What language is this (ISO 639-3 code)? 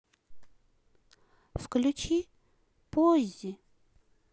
rus